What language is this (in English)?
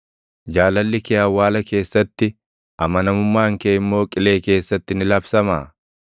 Oromo